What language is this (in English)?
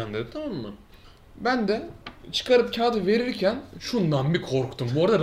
Turkish